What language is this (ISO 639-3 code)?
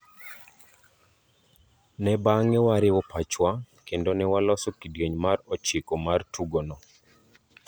luo